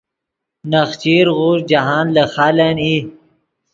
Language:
Yidgha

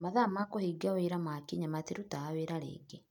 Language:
Kikuyu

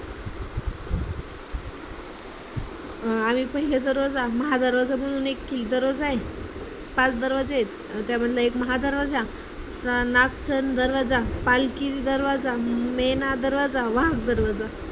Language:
Marathi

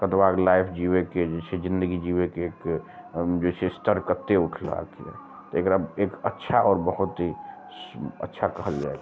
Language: Maithili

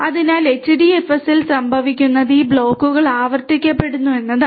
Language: Malayalam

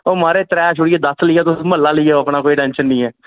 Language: Dogri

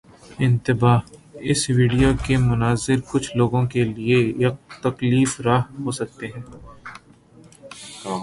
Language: Urdu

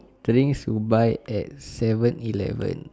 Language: English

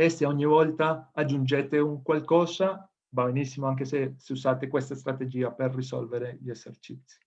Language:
Italian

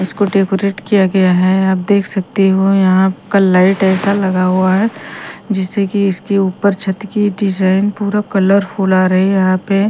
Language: Hindi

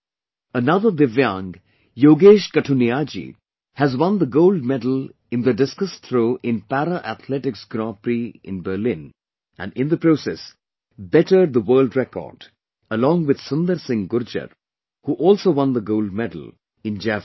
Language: English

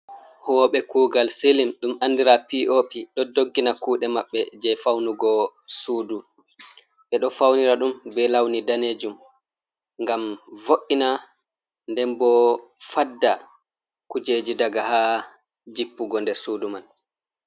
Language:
Fula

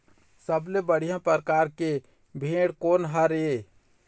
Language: Chhattisgarhi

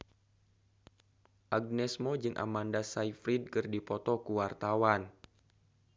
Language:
Sundanese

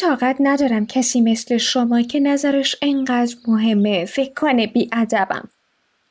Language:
Persian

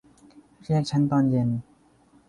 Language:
Thai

